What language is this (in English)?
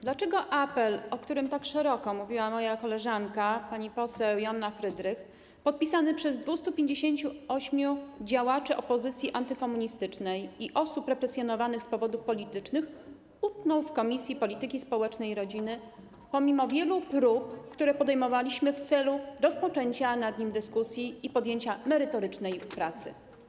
Polish